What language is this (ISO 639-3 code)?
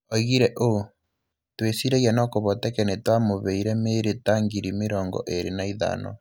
kik